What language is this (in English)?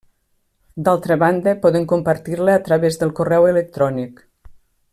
Catalan